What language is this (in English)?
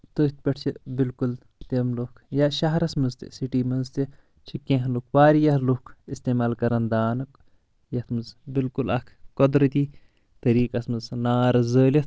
Kashmiri